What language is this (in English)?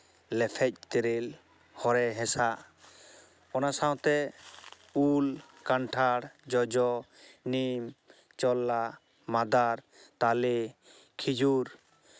Santali